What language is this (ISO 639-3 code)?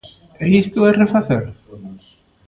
glg